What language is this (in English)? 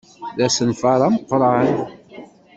Kabyle